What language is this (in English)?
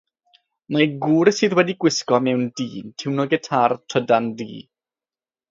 Welsh